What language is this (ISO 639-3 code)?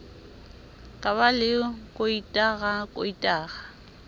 sot